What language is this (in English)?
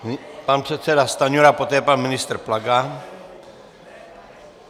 Czech